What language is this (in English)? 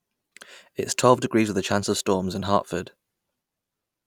English